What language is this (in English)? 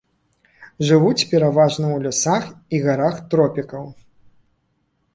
Belarusian